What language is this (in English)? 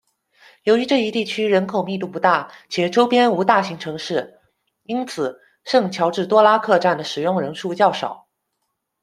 Chinese